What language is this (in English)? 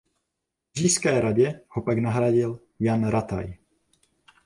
Czech